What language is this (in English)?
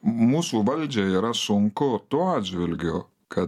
Lithuanian